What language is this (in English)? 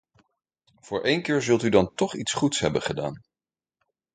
Dutch